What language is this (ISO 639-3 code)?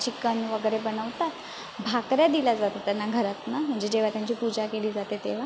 mar